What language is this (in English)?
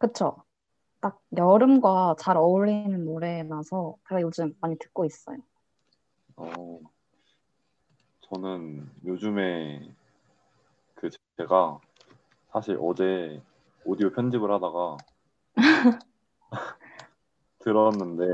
Korean